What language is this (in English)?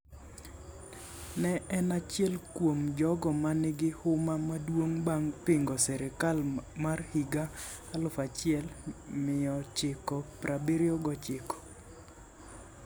Luo (Kenya and Tanzania)